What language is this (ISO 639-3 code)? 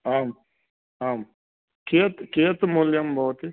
san